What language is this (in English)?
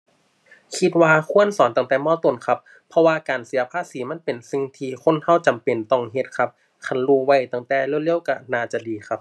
Thai